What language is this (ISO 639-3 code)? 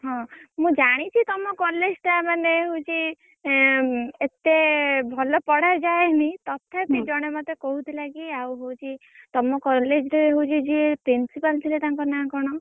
ori